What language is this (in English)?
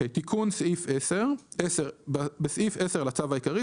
Hebrew